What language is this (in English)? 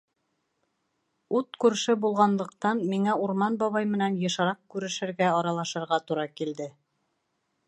Bashkir